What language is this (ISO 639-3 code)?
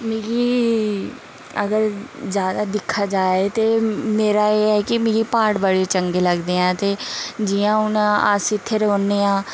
doi